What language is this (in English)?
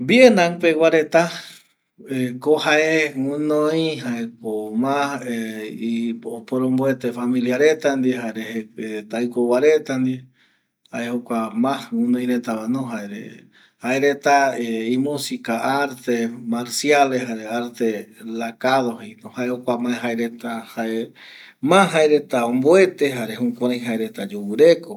Eastern Bolivian Guaraní